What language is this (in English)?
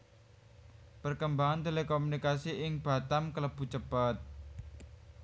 Javanese